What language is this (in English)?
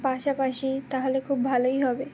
Bangla